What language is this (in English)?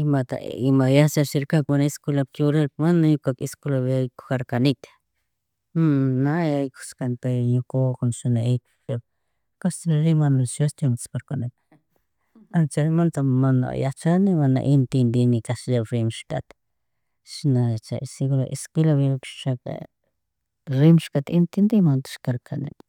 Chimborazo Highland Quichua